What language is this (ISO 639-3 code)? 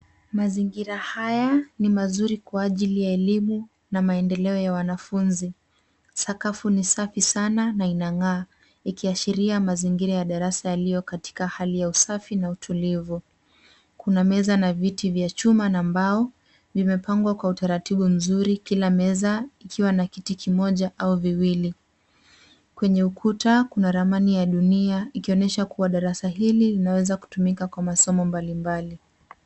swa